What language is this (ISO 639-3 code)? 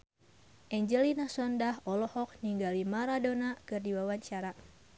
sun